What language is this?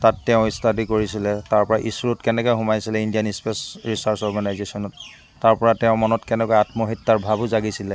Assamese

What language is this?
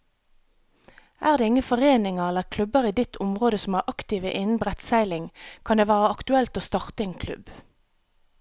Norwegian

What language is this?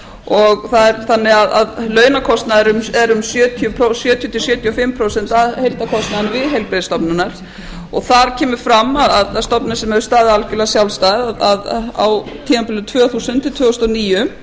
Icelandic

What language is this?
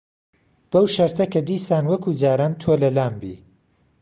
Central Kurdish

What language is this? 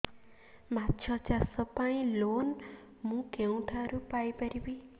Odia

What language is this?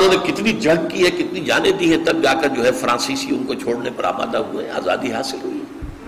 Urdu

